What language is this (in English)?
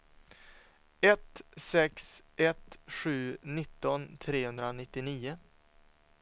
Swedish